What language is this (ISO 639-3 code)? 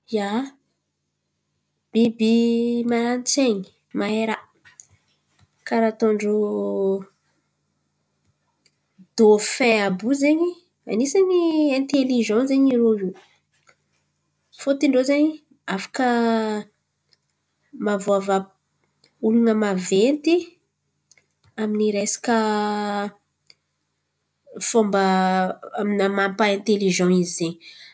xmv